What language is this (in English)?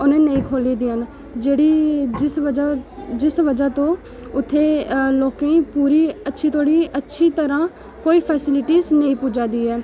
Dogri